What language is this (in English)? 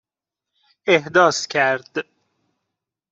Persian